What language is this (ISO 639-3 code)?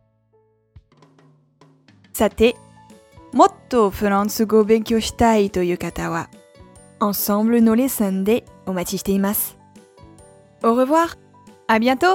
jpn